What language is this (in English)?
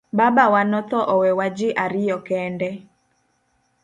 Luo (Kenya and Tanzania)